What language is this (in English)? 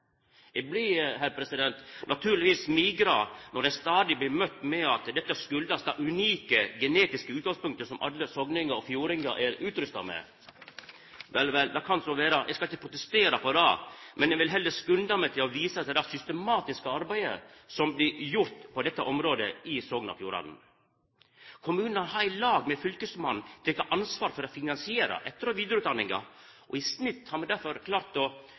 Norwegian Nynorsk